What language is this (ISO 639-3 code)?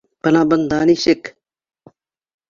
bak